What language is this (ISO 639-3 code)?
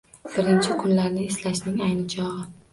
uzb